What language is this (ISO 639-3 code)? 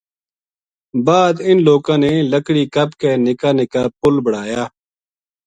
gju